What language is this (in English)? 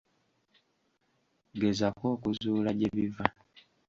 Ganda